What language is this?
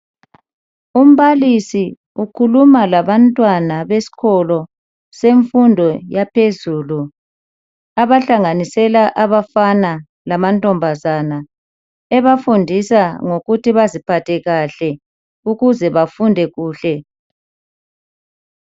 North Ndebele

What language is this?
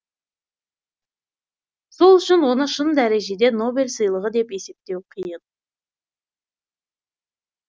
Kazakh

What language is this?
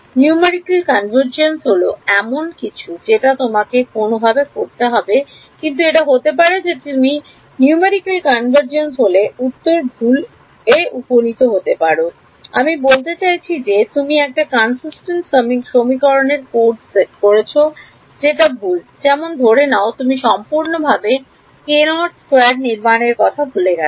Bangla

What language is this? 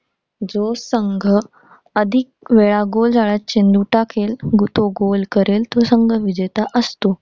Marathi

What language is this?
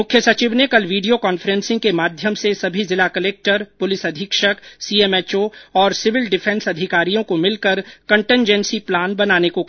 Hindi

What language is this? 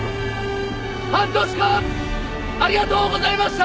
Japanese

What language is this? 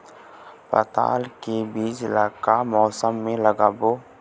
Chhattisgarhi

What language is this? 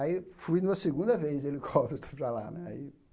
Portuguese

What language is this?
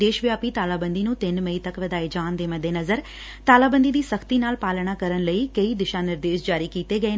Punjabi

